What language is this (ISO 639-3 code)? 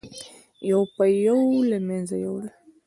pus